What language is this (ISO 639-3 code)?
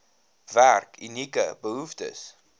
afr